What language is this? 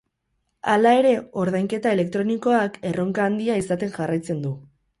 Basque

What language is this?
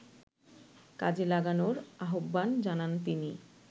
Bangla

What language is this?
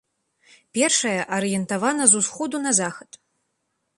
Belarusian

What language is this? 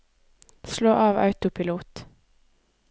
Norwegian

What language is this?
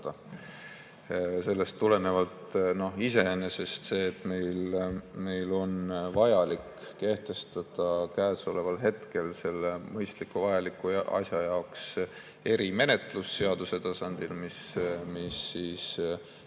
Estonian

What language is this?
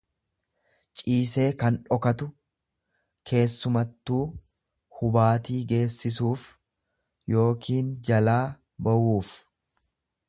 Oromo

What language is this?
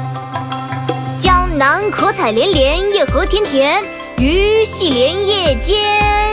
Chinese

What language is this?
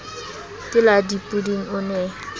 Southern Sotho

